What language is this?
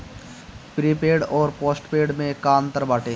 Bhojpuri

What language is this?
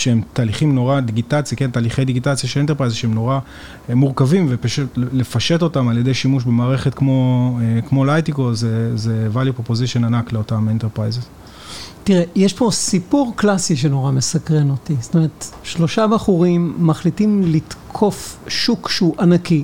Hebrew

